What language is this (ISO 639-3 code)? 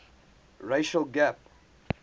eng